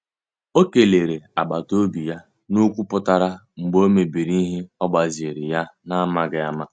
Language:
Igbo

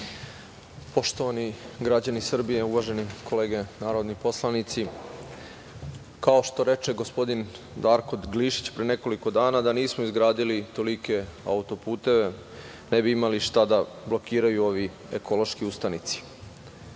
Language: Serbian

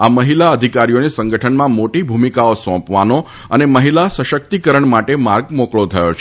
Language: Gujarati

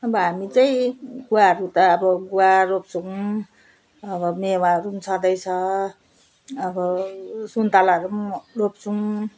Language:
Nepali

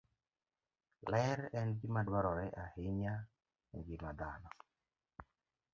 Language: Luo (Kenya and Tanzania)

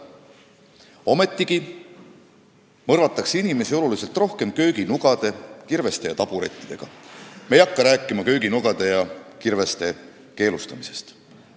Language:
Estonian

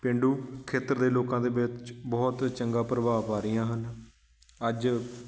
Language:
Punjabi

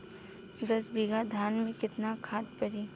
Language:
Bhojpuri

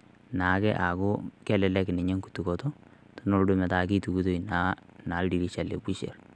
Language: Masai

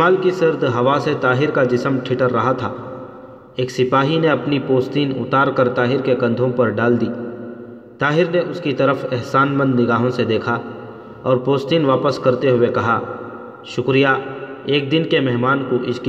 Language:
Urdu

